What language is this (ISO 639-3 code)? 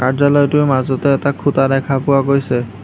asm